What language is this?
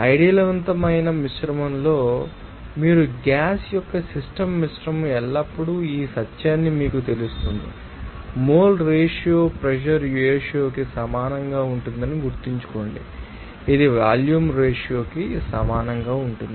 Telugu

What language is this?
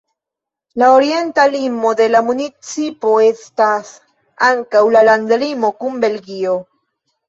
Esperanto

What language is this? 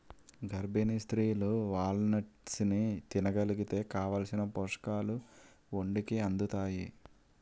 Telugu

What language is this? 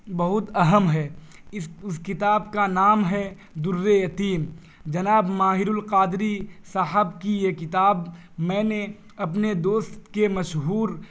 Urdu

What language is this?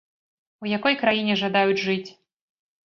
Belarusian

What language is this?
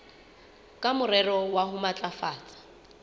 Southern Sotho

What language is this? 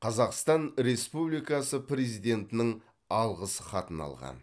Kazakh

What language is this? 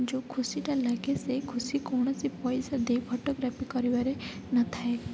Odia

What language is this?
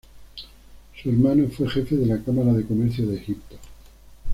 Spanish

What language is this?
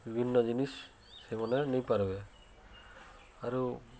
Odia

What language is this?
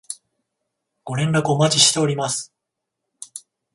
Japanese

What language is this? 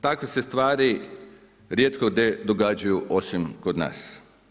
Croatian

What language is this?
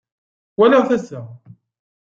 Kabyle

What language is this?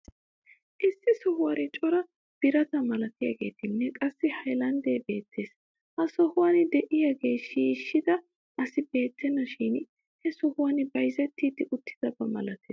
Wolaytta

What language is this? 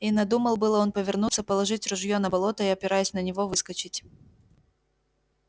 Russian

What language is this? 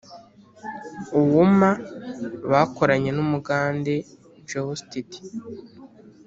Kinyarwanda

